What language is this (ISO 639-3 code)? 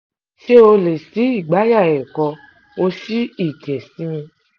yor